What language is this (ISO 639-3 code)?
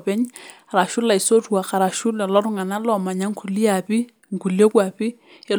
mas